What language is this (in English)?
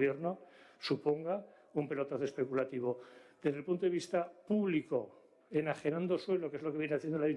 Spanish